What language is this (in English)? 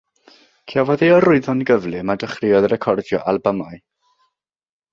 Welsh